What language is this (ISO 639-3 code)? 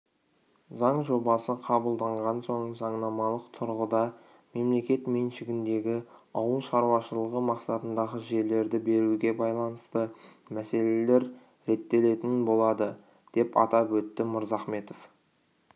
kaz